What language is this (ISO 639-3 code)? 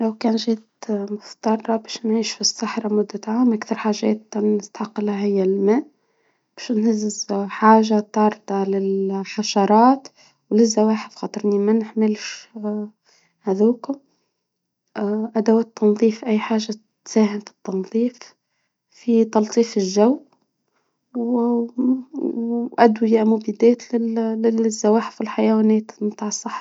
aeb